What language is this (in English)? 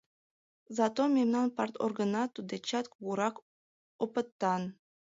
Mari